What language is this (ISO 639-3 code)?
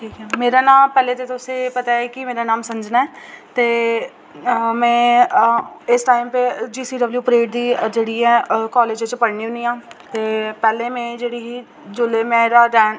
doi